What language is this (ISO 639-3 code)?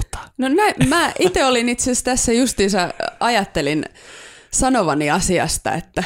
fin